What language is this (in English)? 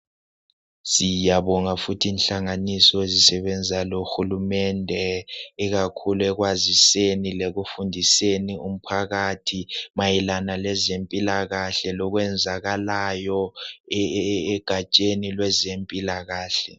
North Ndebele